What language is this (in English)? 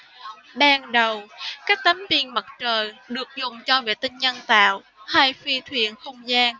Vietnamese